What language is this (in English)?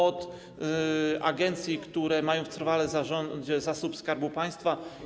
Polish